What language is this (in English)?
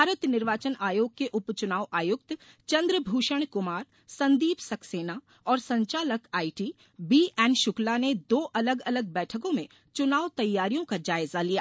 Hindi